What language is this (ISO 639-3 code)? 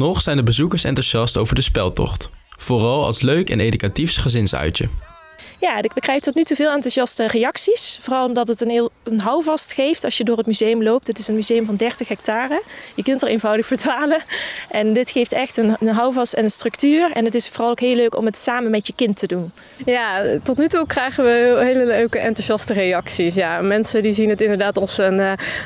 nld